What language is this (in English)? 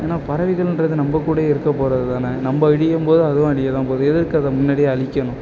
Tamil